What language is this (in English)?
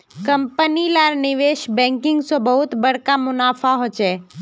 Magahi